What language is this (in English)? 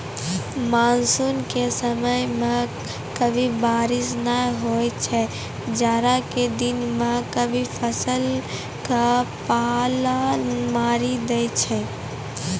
Maithili